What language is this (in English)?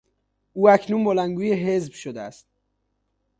Persian